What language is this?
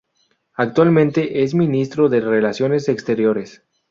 Spanish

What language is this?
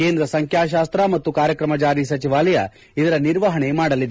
Kannada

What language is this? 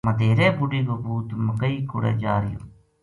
Gujari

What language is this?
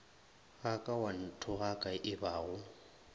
Northern Sotho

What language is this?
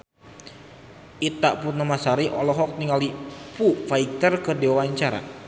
Sundanese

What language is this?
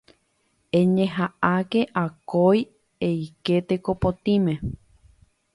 Guarani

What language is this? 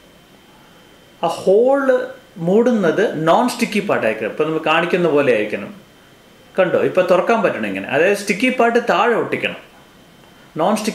Malayalam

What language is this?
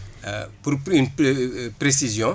Wolof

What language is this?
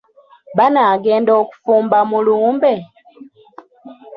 Ganda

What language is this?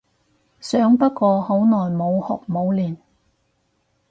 Cantonese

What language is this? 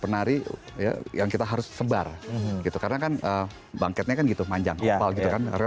Indonesian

